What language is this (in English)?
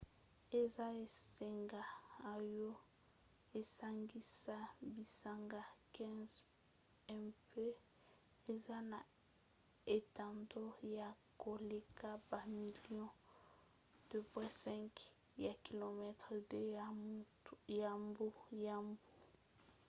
Lingala